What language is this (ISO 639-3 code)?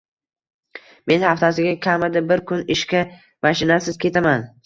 uzb